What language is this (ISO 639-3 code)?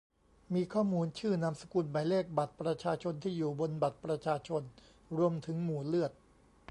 tha